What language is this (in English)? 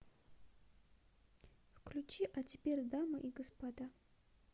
Russian